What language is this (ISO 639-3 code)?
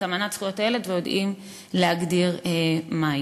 heb